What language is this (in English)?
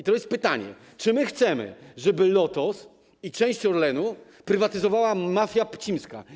Polish